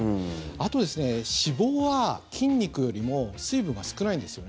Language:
Japanese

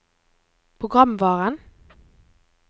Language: Norwegian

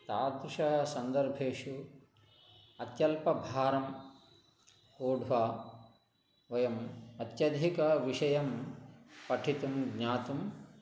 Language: Sanskrit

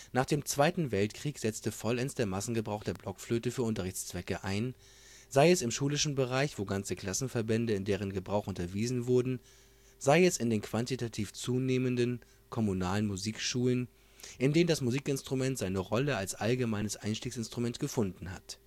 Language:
German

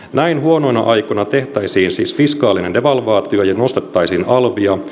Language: Finnish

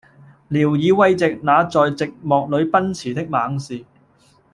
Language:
Cantonese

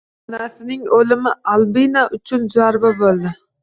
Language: Uzbek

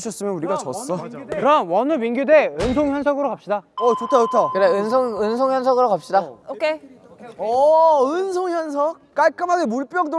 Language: Korean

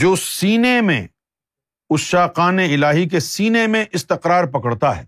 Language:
Urdu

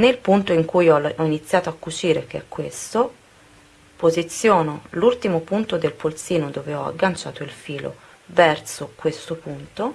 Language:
Italian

